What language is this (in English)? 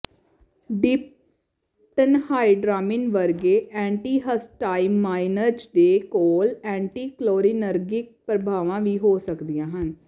Punjabi